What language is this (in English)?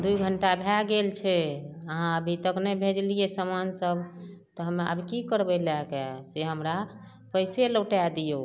Maithili